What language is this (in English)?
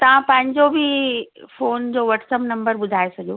Sindhi